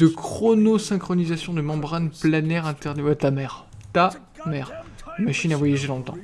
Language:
French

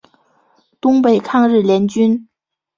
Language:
Chinese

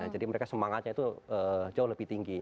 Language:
Indonesian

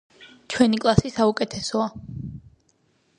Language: Georgian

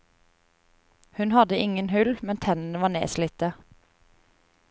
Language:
Norwegian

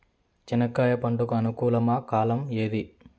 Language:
Telugu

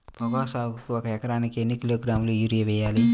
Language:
Telugu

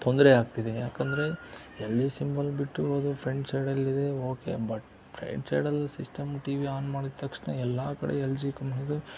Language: Kannada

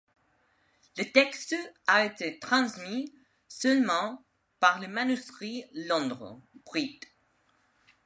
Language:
French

